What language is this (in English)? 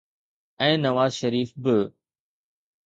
Sindhi